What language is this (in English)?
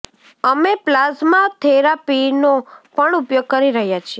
Gujarati